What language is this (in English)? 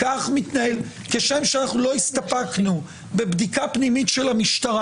Hebrew